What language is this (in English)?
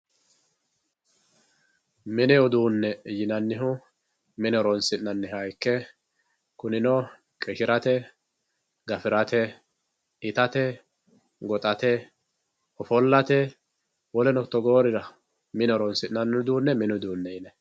Sidamo